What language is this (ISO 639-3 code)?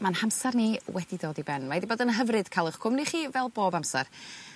cym